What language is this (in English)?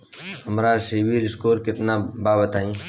Bhojpuri